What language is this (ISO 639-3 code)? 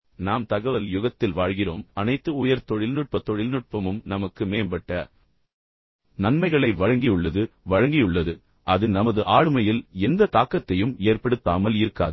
tam